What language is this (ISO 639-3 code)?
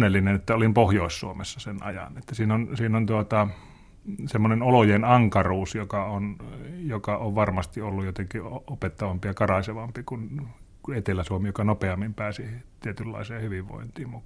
fin